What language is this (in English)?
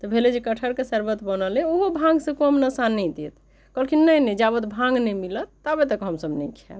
Maithili